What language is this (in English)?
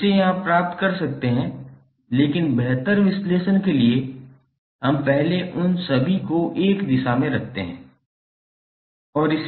Hindi